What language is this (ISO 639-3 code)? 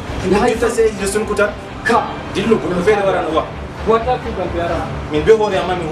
ind